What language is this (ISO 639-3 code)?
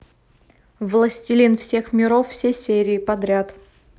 rus